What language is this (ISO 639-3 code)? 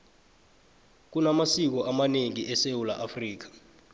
nbl